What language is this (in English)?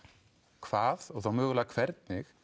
Icelandic